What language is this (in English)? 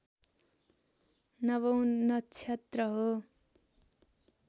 Nepali